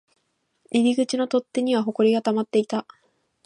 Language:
Japanese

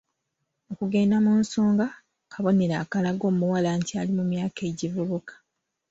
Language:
Ganda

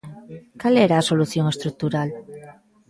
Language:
Galician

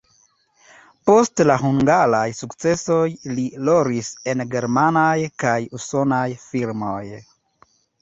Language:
Esperanto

